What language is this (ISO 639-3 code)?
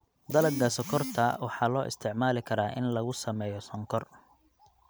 som